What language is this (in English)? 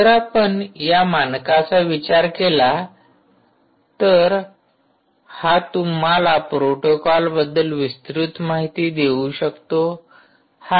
Marathi